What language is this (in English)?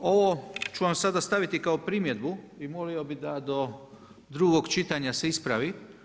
Croatian